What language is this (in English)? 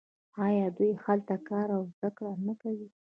Pashto